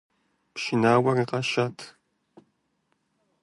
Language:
Kabardian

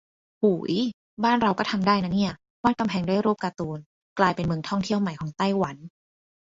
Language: Thai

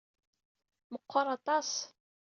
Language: Kabyle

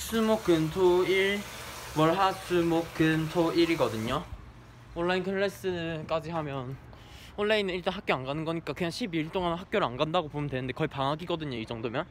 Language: Korean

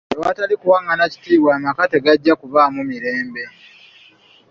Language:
Ganda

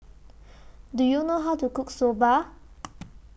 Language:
English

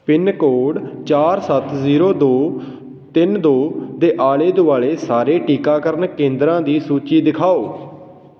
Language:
Punjabi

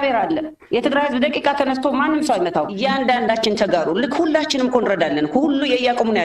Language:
Arabic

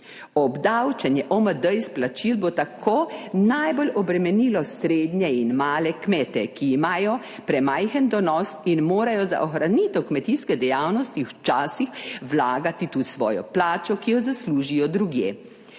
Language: Slovenian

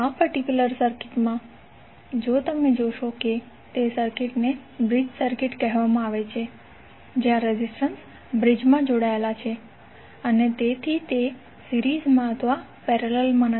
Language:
Gujarati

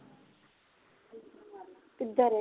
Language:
Punjabi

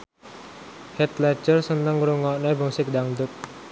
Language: Javanese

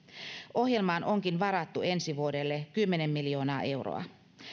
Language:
Finnish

